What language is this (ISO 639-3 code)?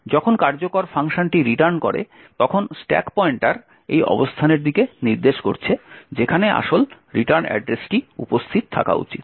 ben